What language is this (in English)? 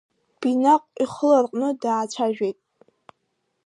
Abkhazian